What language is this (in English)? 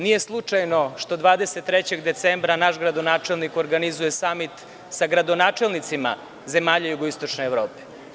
Serbian